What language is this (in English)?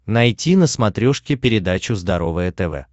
Russian